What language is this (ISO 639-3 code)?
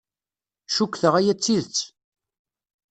kab